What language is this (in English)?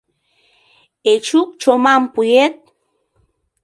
Mari